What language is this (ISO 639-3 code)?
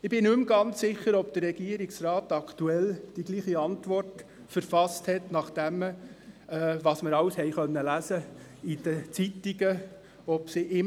gsw